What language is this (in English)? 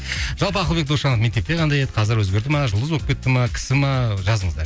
Kazakh